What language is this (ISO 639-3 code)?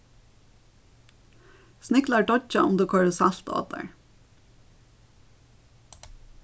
fao